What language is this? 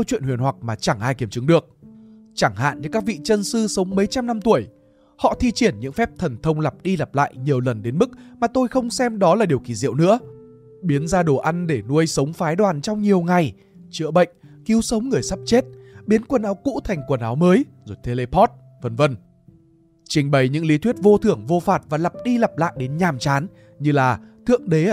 Vietnamese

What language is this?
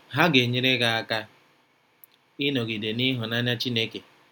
Igbo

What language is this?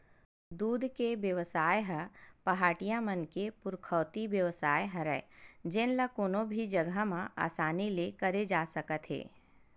Chhattisgarhi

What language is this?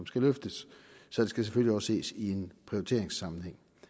Danish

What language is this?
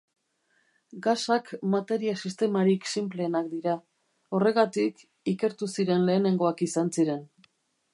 Basque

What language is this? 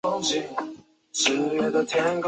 Chinese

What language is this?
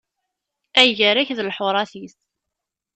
Kabyle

